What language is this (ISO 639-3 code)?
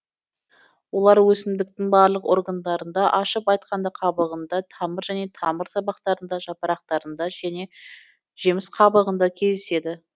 kaz